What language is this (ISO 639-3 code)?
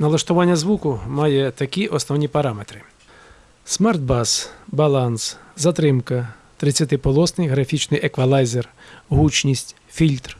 ukr